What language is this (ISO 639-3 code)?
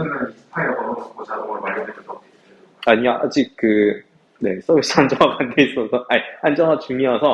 kor